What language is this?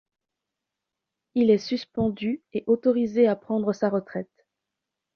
French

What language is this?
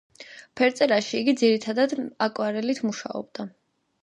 Georgian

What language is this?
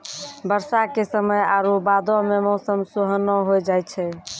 Maithili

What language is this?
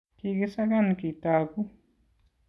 Kalenjin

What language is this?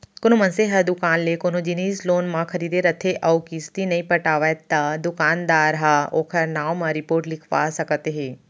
Chhattisgarhi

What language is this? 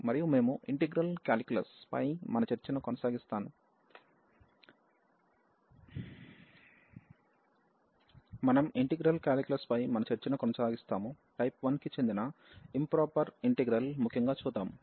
Telugu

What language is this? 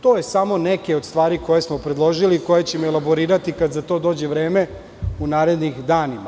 Serbian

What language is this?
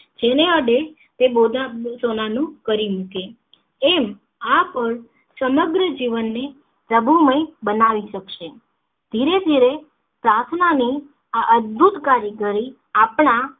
Gujarati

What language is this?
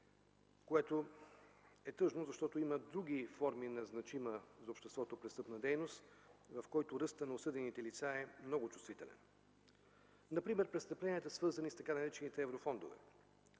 Bulgarian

